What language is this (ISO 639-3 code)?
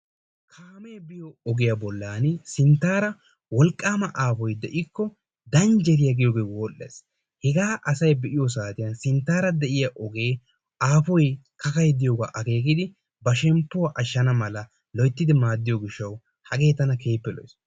wal